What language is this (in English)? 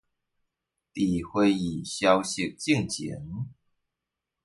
Chinese